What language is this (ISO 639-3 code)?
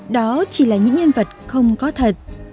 vie